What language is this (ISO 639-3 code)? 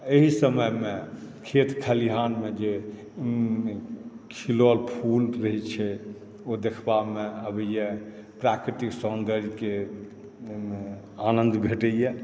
mai